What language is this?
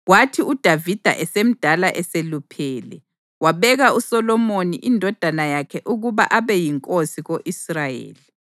North Ndebele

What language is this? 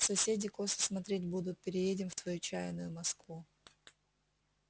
Russian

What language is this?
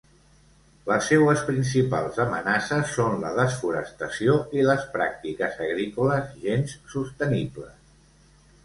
Catalan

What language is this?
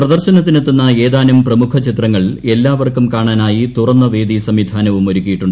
Malayalam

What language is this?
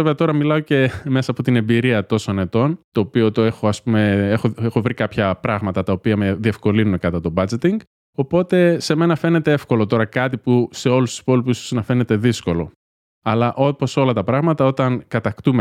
Greek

